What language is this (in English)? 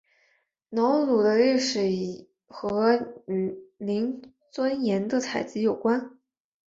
Chinese